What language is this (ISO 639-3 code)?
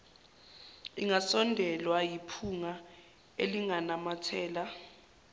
zul